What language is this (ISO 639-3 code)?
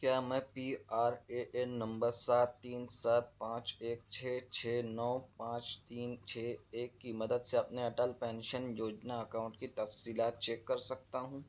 urd